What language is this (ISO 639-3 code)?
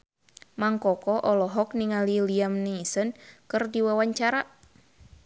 sun